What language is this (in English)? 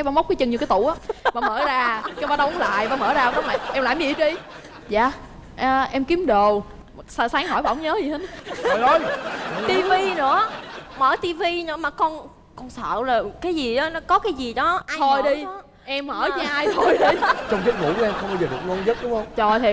Vietnamese